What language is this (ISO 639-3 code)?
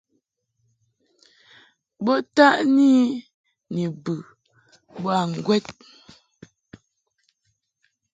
mhk